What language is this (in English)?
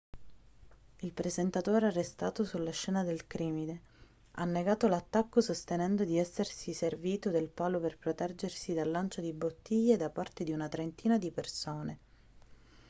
Italian